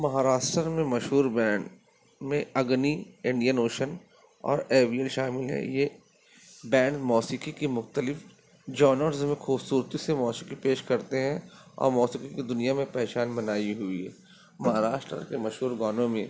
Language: Urdu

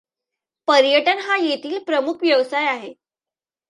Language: Marathi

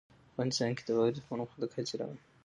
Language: Pashto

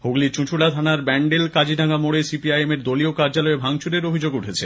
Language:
Bangla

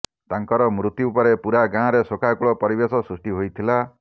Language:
Odia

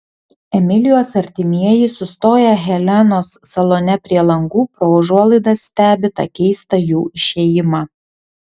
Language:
Lithuanian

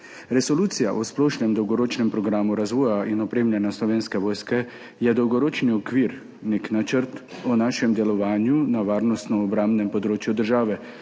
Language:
Slovenian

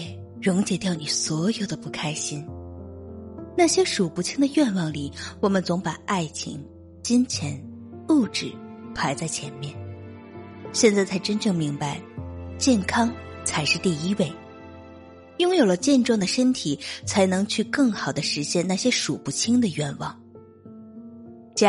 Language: Chinese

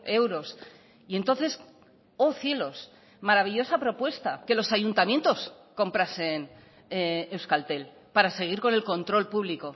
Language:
Spanish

